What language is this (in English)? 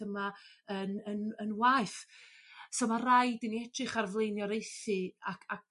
Welsh